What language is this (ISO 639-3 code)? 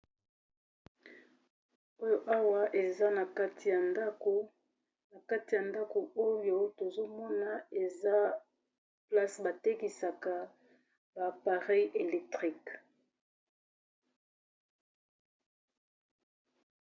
lin